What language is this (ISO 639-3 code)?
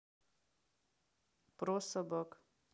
rus